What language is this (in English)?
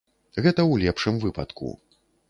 Belarusian